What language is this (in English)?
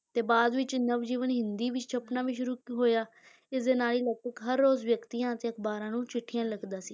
Punjabi